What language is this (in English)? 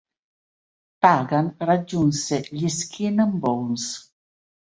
Italian